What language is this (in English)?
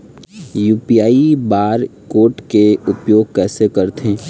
Chhattisgarhi